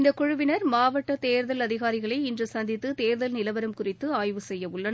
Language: Tamil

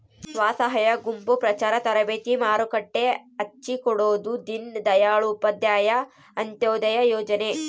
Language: Kannada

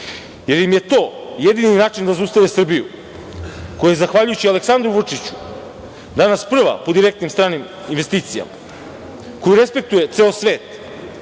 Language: Serbian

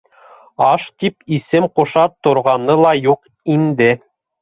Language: Bashkir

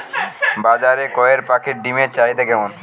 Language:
Bangla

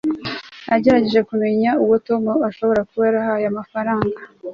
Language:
Kinyarwanda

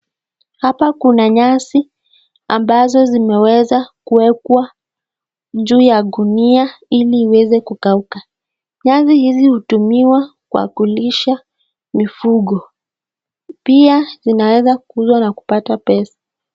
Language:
Swahili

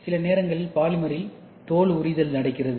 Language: Tamil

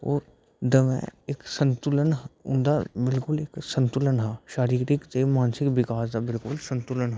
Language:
Dogri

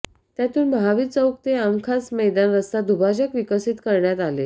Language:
Marathi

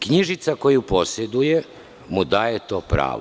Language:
Serbian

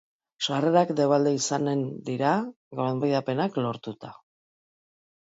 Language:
Basque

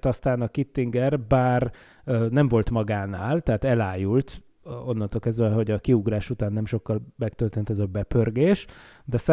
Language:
Hungarian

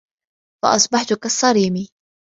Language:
Arabic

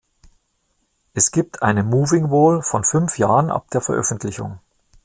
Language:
German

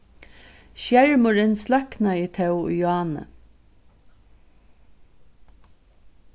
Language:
Faroese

